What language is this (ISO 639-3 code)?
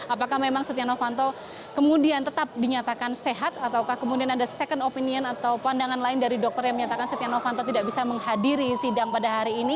ind